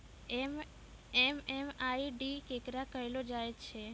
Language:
Maithili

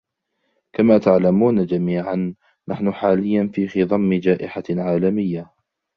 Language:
Arabic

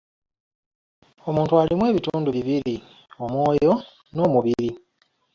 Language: Ganda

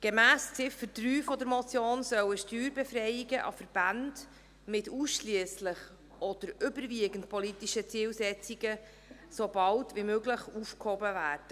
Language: Swiss German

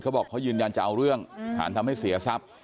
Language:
Thai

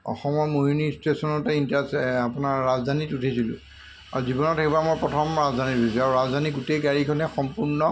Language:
Assamese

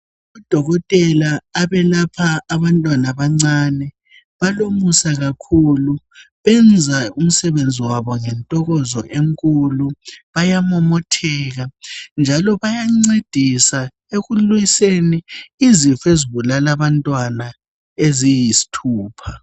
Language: North Ndebele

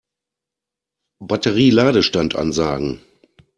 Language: German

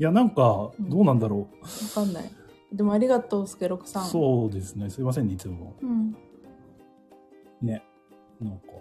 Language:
Japanese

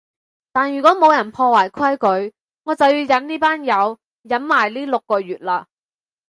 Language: Cantonese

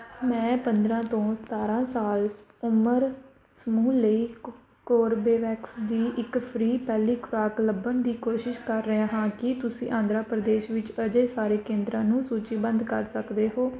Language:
Punjabi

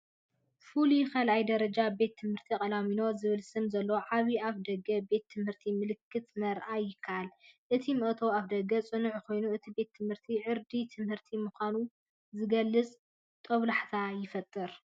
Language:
Tigrinya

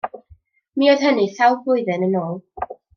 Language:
Welsh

